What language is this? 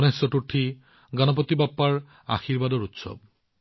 Assamese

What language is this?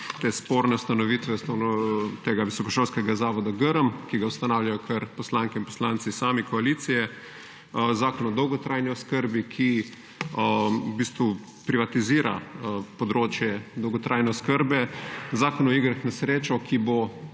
Slovenian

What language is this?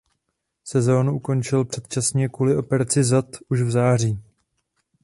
Czech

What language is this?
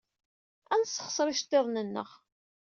Kabyle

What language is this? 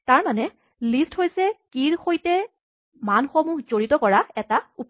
Assamese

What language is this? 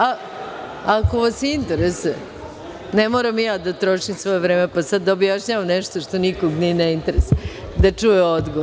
Serbian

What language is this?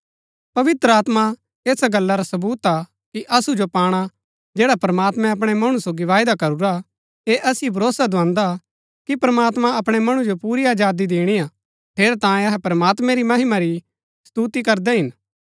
Gaddi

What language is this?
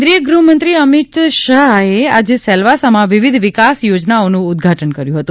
Gujarati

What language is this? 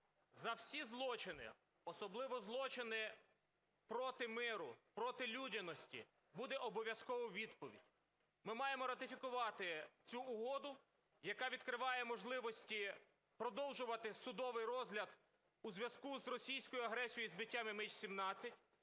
Ukrainian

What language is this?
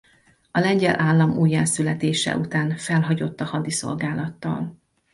Hungarian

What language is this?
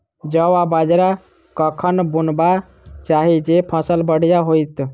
Maithili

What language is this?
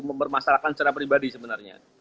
Indonesian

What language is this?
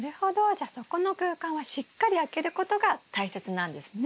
Japanese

